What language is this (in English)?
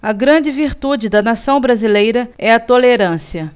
Portuguese